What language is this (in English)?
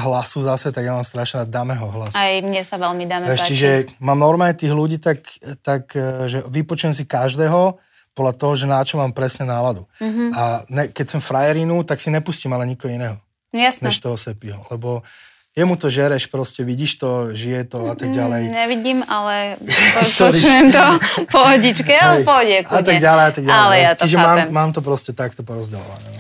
Slovak